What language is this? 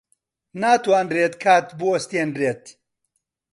Central Kurdish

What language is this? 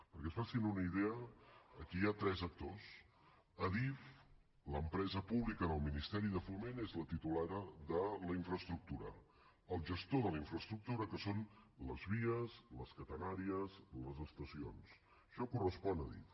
Catalan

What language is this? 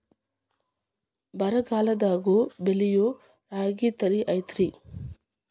Kannada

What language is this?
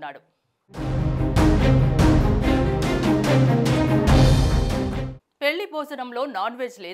Hindi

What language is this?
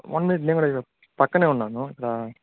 Telugu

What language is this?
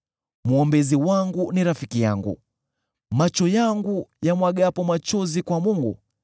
Swahili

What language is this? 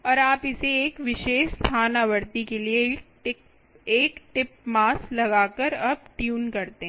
Hindi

